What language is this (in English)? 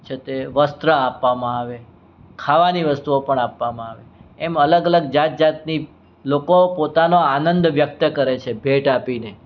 Gujarati